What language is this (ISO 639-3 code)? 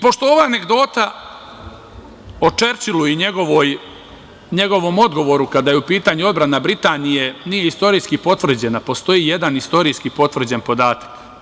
srp